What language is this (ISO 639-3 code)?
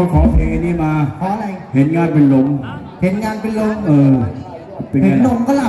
tha